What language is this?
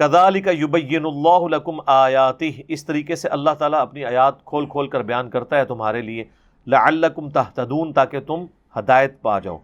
Urdu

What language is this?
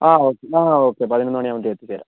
Malayalam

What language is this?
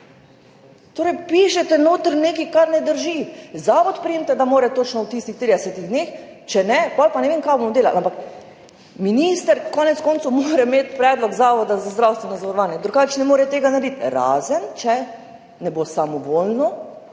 Slovenian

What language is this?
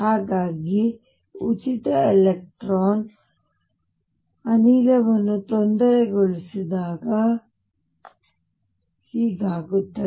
Kannada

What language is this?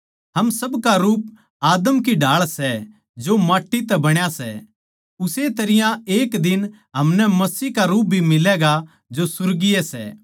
Haryanvi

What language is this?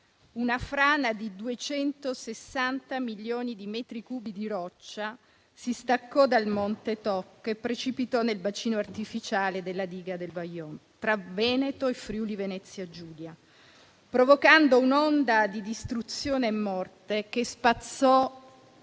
Italian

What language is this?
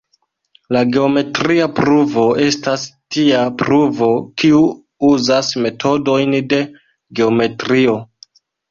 Esperanto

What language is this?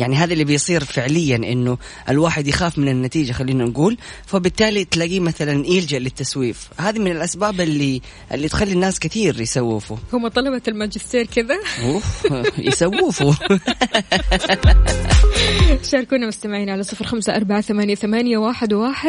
Arabic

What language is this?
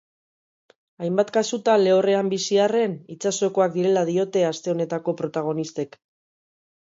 Basque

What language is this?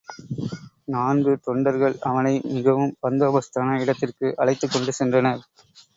Tamil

